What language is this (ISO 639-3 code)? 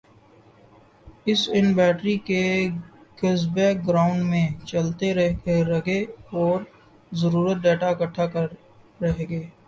urd